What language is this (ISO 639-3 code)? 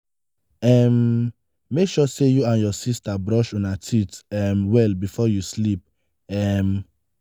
pcm